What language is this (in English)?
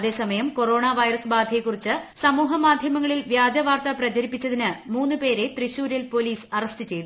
Malayalam